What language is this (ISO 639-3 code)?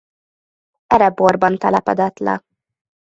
hun